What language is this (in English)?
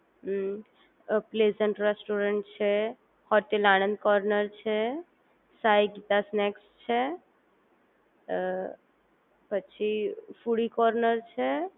Gujarati